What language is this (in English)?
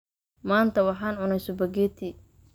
Somali